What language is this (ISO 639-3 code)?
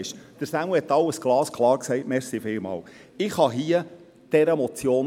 gsw